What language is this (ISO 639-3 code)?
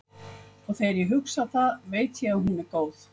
isl